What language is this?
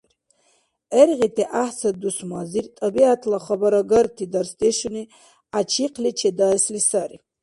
Dargwa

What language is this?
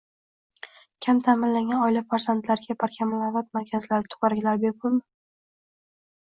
Uzbek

